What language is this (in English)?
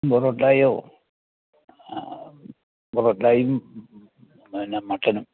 Malayalam